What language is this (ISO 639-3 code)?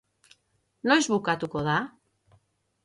eus